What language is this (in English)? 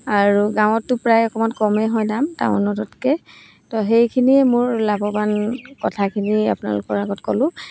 Assamese